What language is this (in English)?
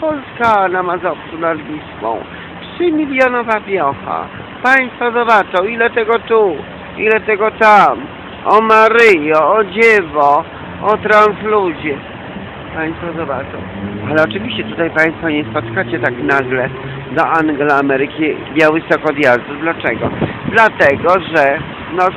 Polish